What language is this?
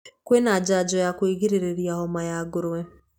Kikuyu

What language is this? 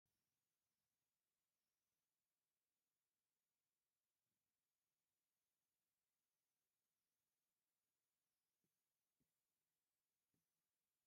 Tigrinya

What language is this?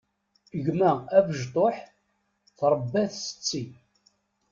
Kabyle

